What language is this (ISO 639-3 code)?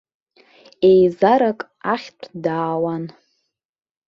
abk